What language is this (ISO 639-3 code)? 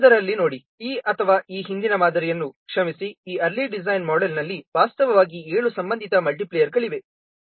kan